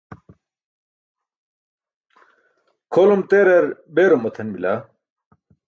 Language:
Burushaski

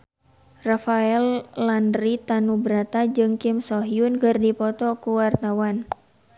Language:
Sundanese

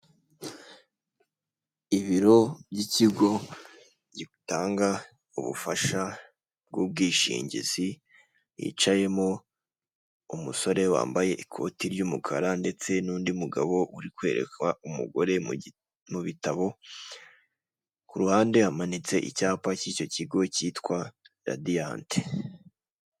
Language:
Kinyarwanda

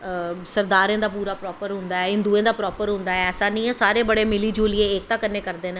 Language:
Dogri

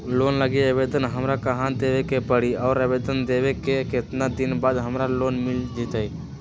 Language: Magahi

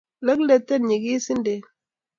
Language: Kalenjin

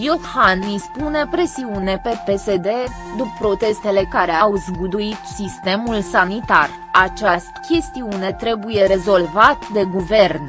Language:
Romanian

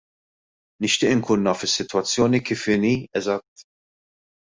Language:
Maltese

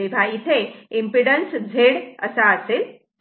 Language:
Marathi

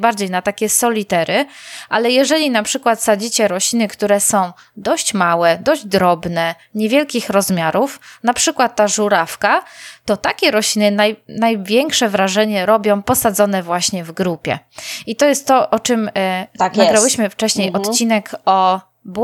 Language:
Polish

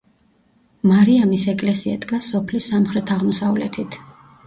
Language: Georgian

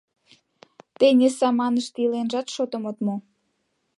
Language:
Mari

